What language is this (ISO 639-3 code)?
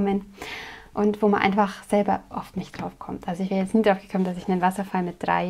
deu